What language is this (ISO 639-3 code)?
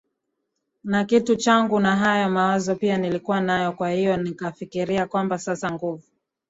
swa